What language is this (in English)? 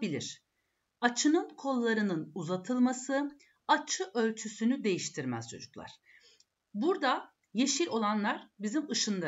Turkish